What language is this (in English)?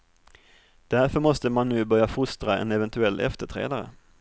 Swedish